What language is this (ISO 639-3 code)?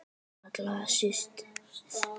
isl